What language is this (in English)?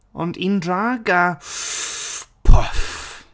Welsh